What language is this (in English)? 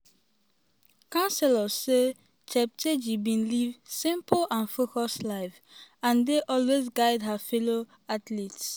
Nigerian Pidgin